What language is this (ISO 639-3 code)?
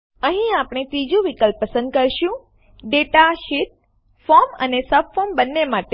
guj